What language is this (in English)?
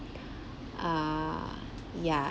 English